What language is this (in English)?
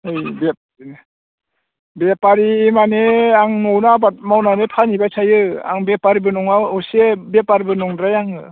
Bodo